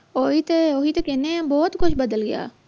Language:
Punjabi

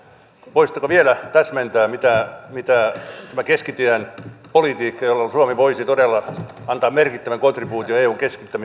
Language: Finnish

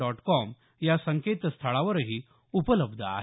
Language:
Marathi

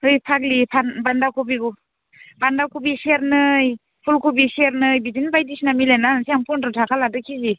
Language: Bodo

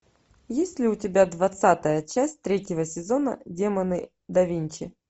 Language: Russian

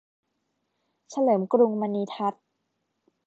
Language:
Thai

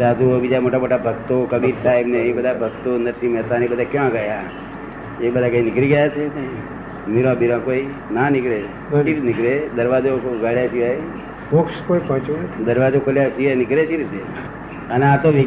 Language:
Gujarati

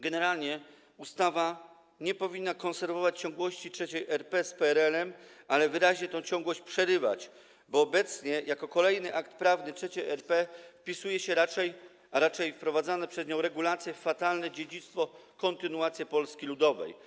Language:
Polish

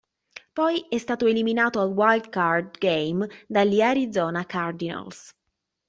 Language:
Italian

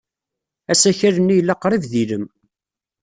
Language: Kabyle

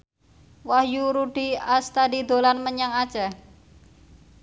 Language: Javanese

